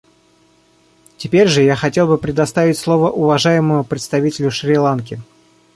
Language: Russian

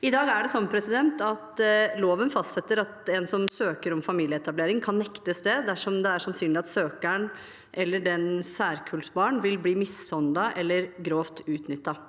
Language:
Norwegian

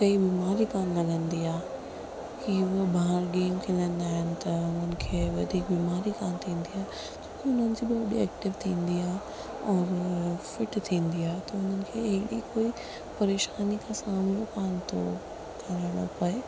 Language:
Sindhi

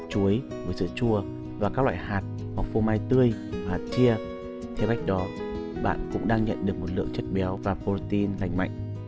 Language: Vietnamese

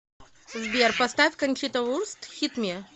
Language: Russian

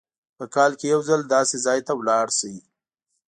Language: Pashto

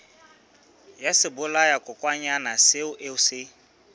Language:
Southern Sotho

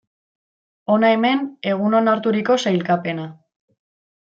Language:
Basque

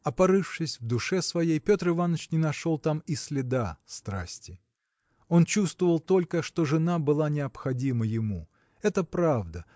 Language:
Russian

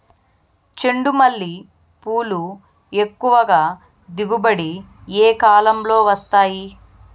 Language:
Telugu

